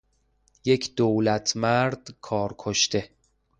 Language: Persian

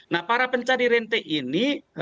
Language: Indonesian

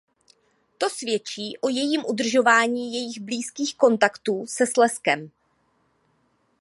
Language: Czech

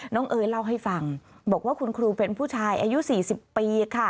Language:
Thai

